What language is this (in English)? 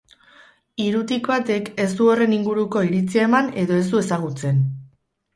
Basque